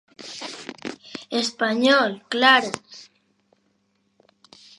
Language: Galician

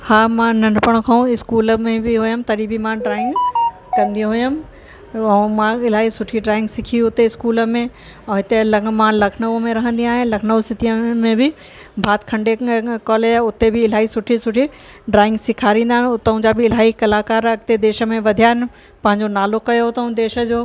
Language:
Sindhi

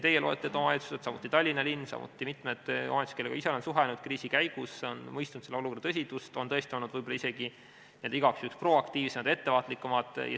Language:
Estonian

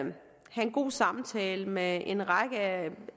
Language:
Danish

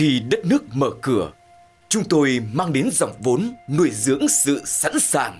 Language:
Vietnamese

